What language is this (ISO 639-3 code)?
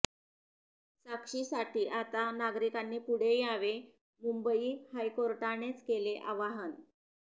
mar